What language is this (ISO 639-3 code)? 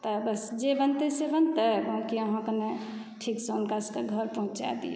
mai